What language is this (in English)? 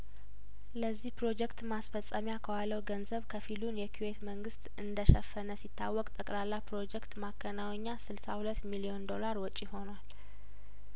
Amharic